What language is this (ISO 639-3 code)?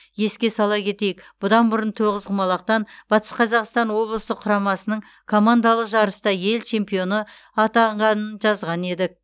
kaz